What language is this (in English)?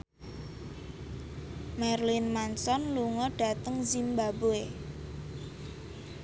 Javanese